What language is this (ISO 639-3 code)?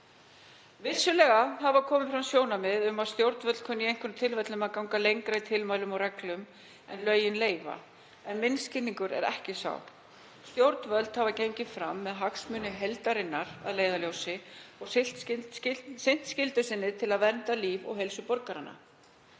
isl